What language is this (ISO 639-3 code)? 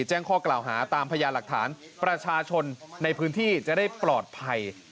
tha